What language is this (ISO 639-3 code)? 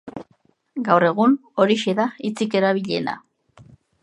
eus